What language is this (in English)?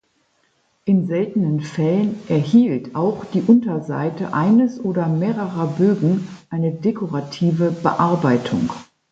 German